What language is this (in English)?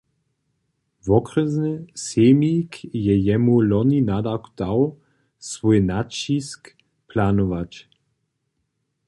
Upper Sorbian